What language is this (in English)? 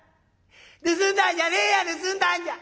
Japanese